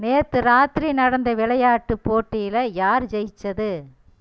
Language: Tamil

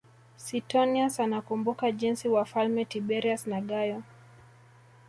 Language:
Swahili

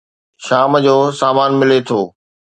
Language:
Sindhi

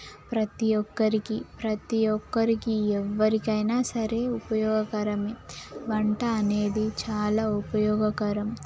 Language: Telugu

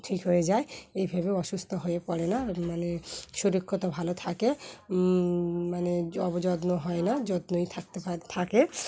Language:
Bangla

